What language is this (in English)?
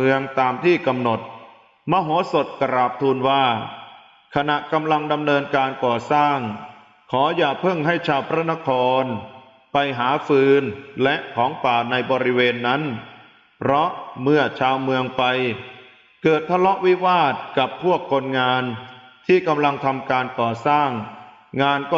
Thai